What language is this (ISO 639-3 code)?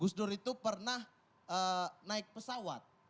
ind